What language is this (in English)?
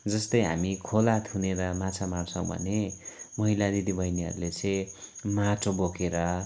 Nepali